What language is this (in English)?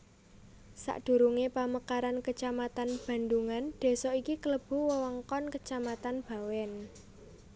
Javanese